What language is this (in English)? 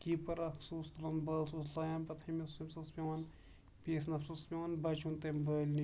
Kashmiri